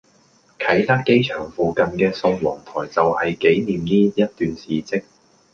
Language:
Cantonese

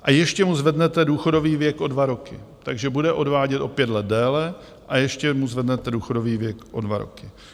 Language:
Czech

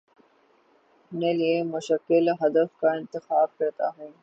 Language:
Urdu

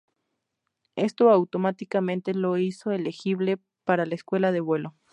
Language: Spanish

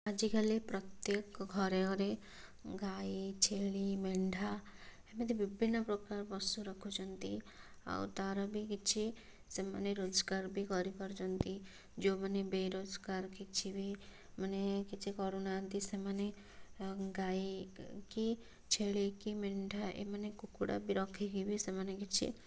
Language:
Odia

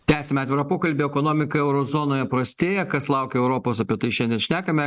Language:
Lithuanian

